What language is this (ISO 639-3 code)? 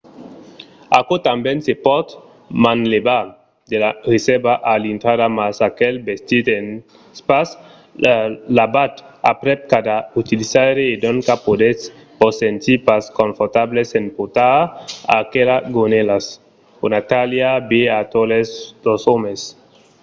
oci